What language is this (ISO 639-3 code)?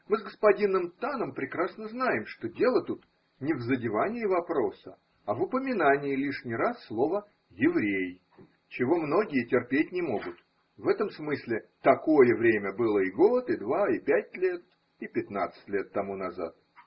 rus